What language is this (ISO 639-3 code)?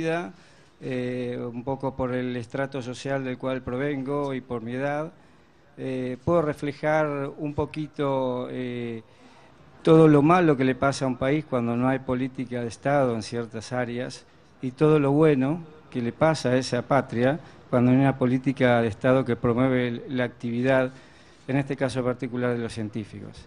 spa